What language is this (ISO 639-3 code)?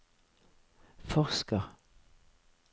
nor